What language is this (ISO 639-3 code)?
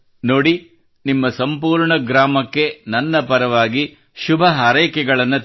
kan